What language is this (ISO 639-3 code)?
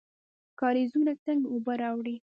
pus